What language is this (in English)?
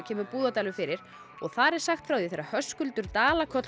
Icelandic